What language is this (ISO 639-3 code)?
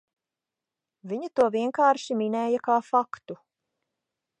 lav